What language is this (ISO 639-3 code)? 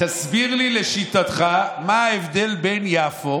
heb